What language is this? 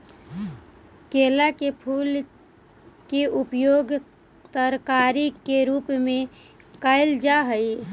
Magahi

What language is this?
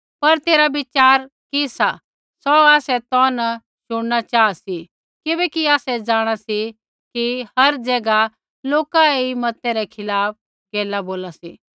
Kullu Pahari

